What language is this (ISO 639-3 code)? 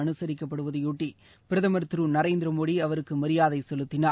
tam